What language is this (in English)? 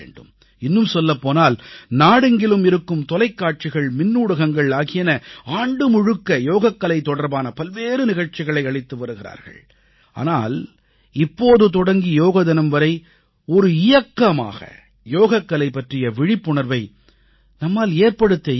Tamil